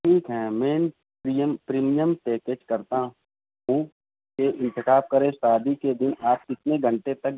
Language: Urdu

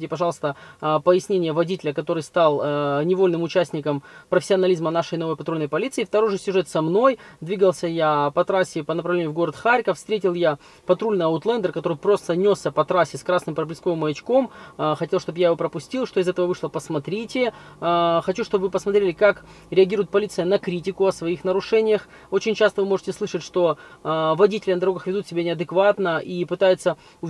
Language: Russian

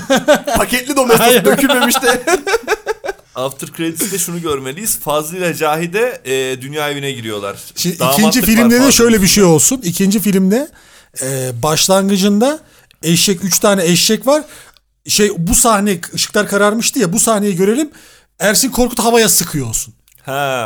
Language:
Turkish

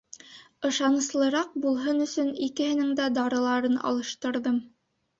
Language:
Bashkir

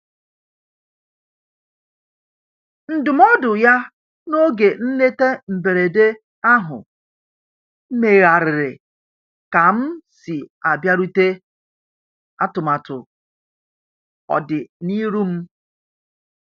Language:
Igbo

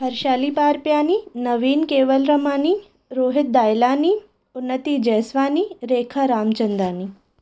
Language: Sindhi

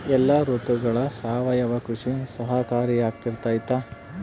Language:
Kannada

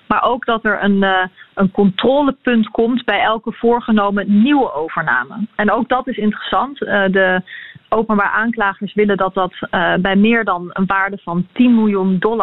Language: Dutch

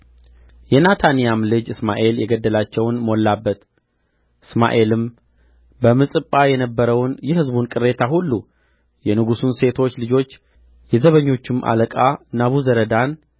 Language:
Amharic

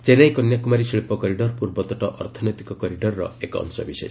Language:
Odia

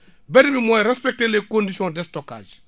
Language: Wolof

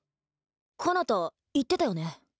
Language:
Japanese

